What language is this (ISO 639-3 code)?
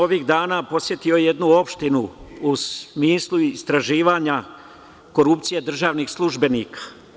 srp